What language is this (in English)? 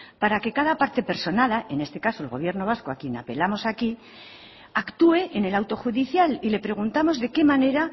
Spanish